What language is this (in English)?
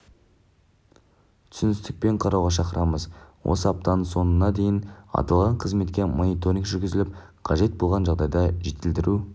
Kazakh